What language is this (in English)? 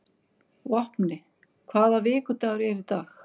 Icelandic